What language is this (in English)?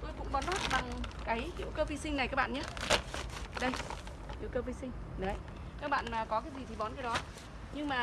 Vietnamese